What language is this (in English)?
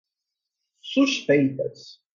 Portuguese